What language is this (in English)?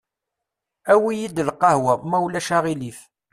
Kabyle